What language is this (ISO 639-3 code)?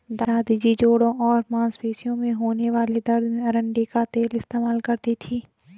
hin